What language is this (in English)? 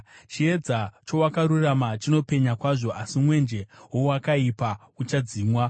Shona